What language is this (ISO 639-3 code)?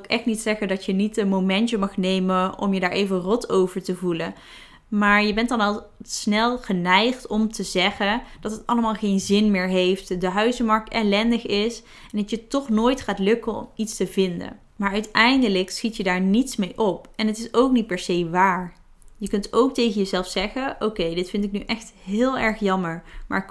nld